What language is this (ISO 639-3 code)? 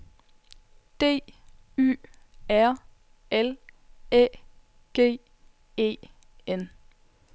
dan